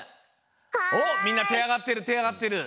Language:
Japanese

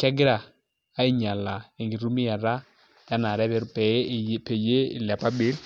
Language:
Masai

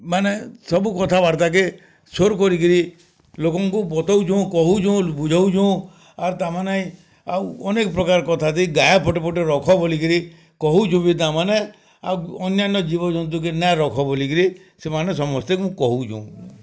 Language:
Odia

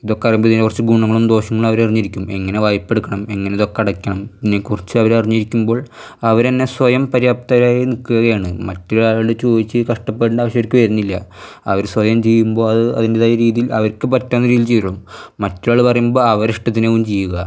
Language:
Malayalam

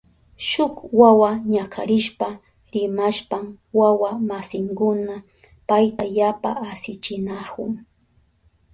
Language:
Southern Pastaza Quechua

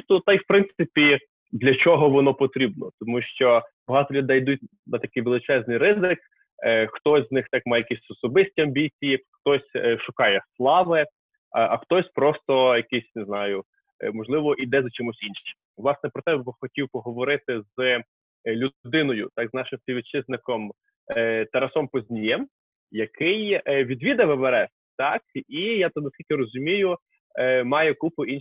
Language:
Ukrainian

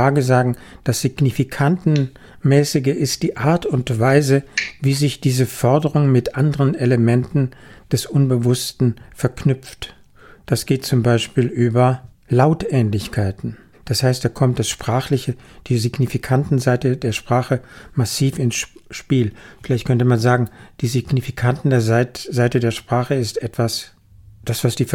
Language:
German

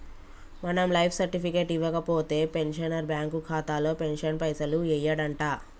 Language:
Telugu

